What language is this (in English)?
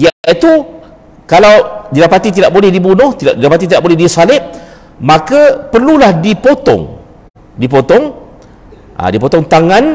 Malay